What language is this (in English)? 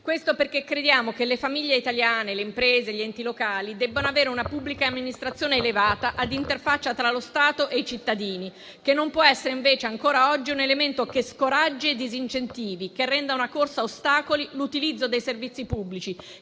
Italian